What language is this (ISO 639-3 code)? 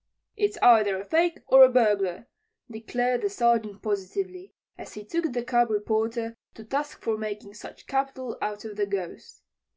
eng